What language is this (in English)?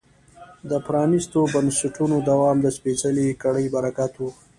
Pashto